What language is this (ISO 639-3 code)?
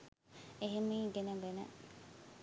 sin